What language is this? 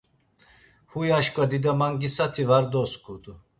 Laz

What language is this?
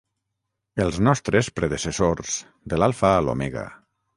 Catalan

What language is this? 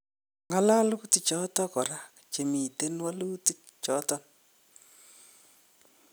Kalenjin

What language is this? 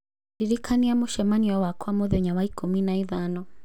Kikuyu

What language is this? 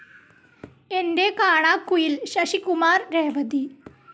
Malayalam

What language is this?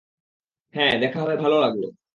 Bangla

